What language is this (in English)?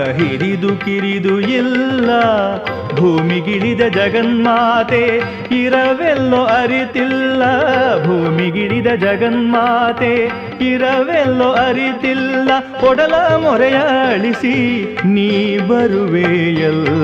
Kannada